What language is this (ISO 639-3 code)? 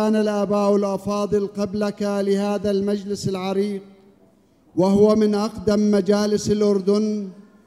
ara